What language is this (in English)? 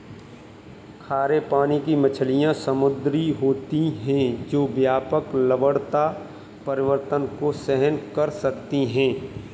Hindi